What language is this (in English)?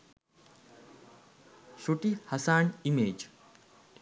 Sinhala